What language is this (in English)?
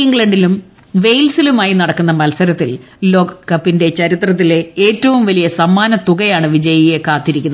Malayalam